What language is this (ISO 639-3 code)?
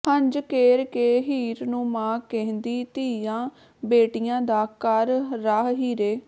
pan